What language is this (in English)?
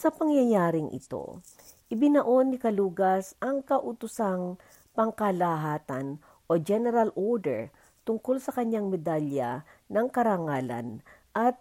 Filipino